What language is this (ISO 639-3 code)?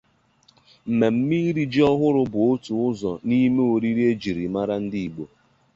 ibo